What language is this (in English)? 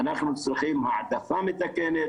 Hebrew